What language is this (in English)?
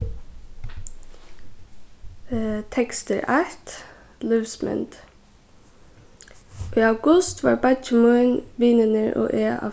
Faroese